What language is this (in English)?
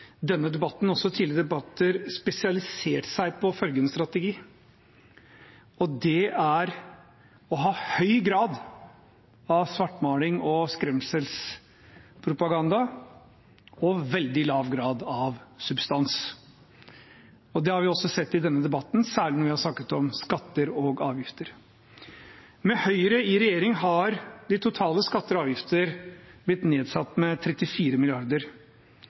Norwegian Bokmål